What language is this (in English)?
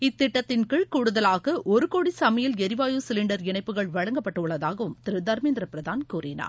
Tamil